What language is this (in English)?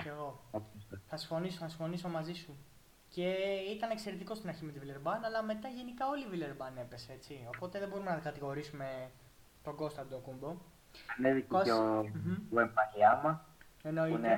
Greek